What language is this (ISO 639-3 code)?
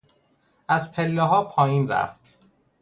fas